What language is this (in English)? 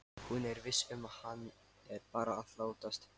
Icelandic